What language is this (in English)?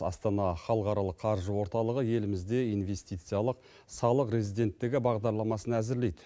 Kazakh